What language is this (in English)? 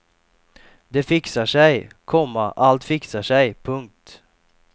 Swedish